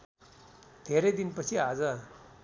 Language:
Nepali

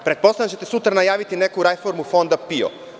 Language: Serbian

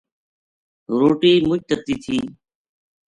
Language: Gujari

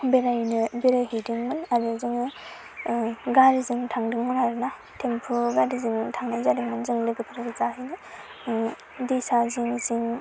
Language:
Bodo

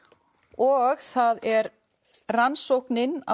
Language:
Icelandic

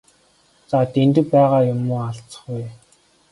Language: Mongolian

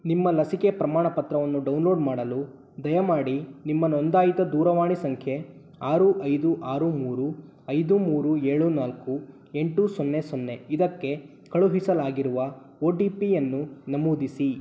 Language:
Kannada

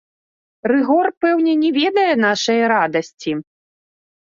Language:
Belarusian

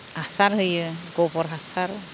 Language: Bodo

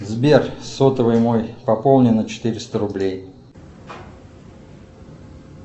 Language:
Russian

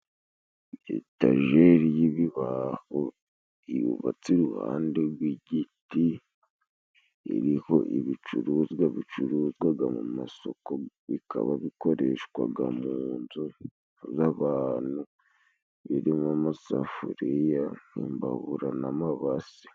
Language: Kinyarwanda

